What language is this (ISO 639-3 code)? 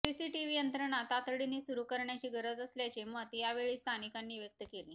mar